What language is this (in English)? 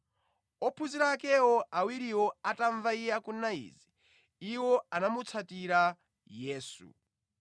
Nyanja